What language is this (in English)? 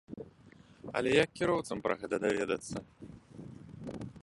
Belarusian